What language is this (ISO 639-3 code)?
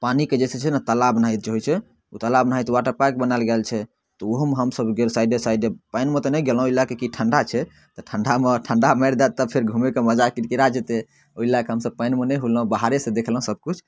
mai